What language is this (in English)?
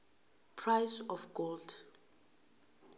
South Ndebele